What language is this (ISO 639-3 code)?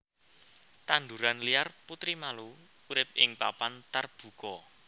jav